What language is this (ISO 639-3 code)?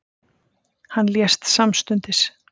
isl